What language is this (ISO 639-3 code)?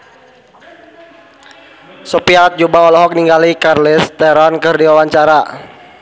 sun